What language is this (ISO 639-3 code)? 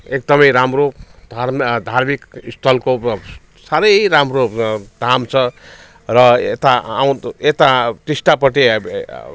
nep